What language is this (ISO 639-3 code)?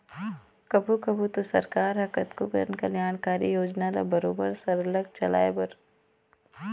hne